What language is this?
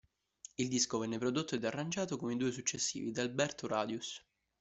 Italian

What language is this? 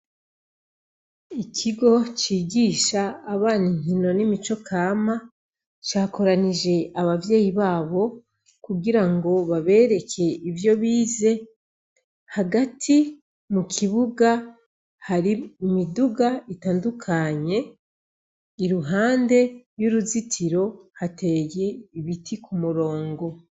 Rundi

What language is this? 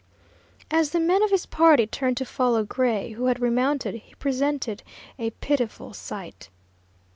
English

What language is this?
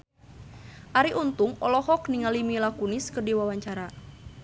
Sundanese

